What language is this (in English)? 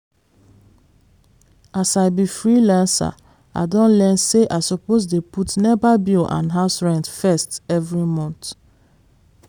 Nigerian Pidgin